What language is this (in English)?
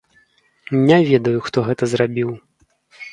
Belarusian